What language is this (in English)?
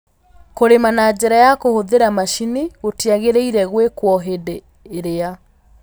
Kikuyu